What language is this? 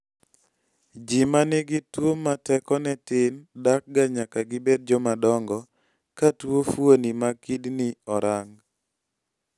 Luo (Kenya and Tanzania)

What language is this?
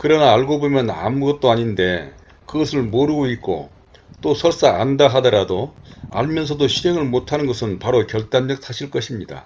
Korean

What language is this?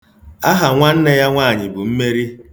Igbo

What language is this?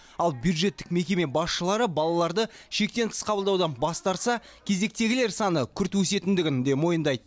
Kazakh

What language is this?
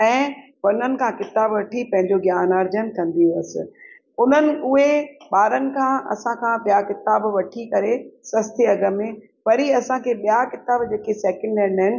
Sindhi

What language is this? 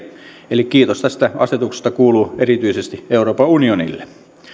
Finnish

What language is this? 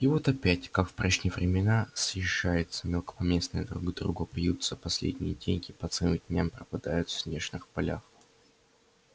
Russian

